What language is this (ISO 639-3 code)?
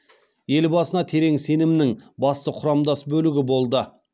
kaz